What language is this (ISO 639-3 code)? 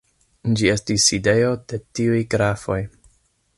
epo